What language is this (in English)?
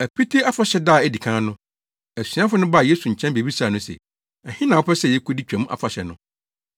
Akan